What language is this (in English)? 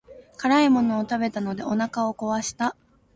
Japanese